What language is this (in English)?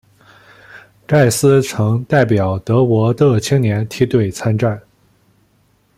Chinese